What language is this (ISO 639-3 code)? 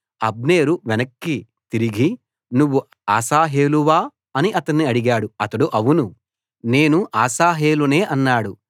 tel